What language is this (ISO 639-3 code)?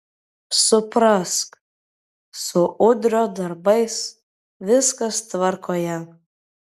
lit